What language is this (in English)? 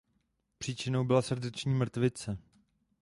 Czech